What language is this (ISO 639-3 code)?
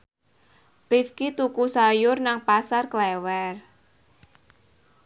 jav